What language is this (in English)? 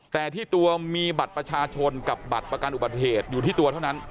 Thai